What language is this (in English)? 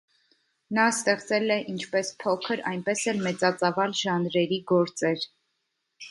Armenian